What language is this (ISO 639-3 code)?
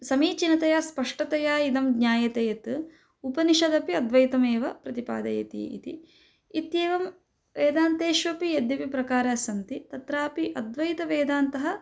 san